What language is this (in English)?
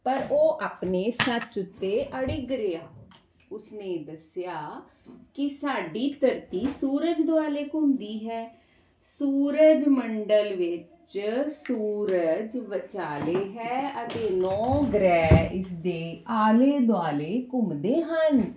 Punjabi